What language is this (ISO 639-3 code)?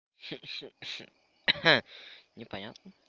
rus